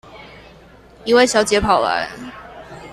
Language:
Chinese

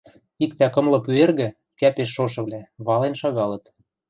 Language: Western Mari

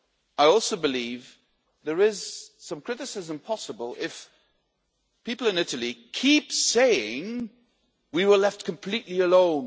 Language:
English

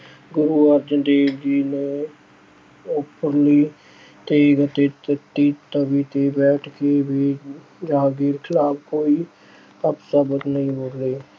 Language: Punjabi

